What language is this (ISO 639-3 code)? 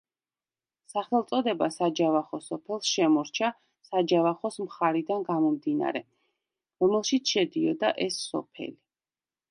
kat